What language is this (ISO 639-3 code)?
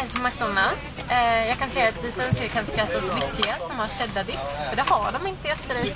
swe